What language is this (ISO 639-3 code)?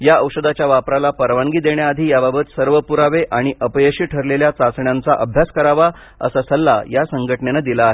mar